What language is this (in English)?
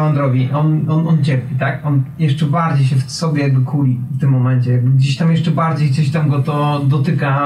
Polish